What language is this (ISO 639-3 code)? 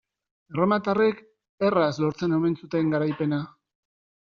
eus